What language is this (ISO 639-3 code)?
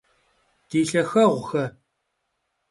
kbd